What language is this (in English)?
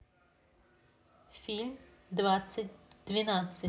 Russian